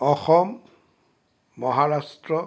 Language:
Assamese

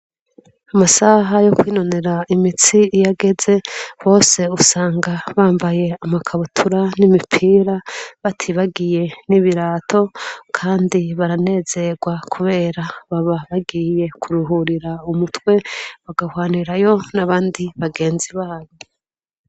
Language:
Rundi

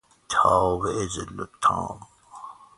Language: Persian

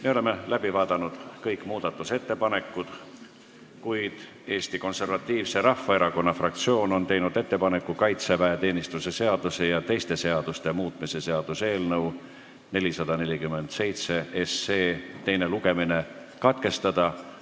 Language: Estonian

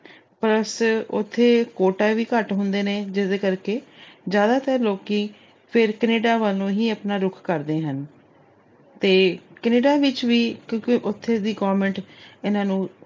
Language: Punjabi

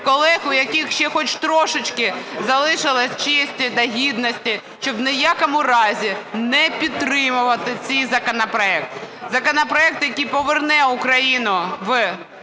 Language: Ukrainian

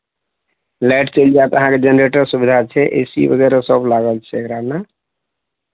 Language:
Maithili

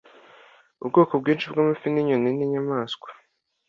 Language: Kinyarwanda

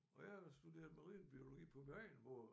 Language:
Danish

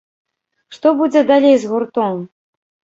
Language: Belarusian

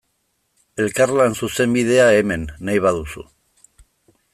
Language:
Basque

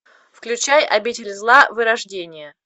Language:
Russian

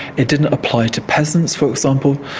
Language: English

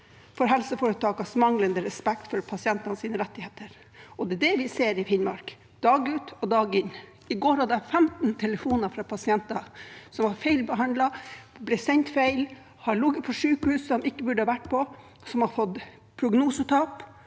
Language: Norwegian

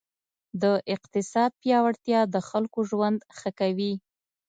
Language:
Pashto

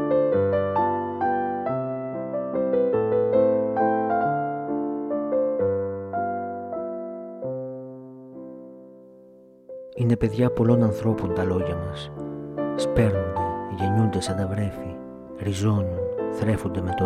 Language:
Greek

